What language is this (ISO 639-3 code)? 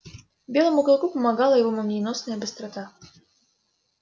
rus